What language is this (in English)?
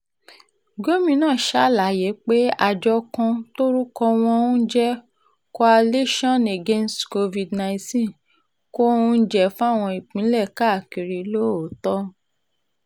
Yoruba